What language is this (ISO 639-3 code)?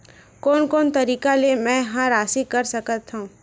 hne